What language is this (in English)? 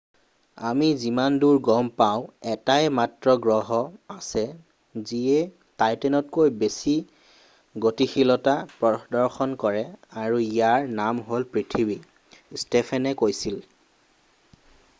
Assamese